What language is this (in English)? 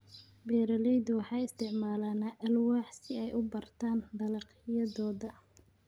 Somali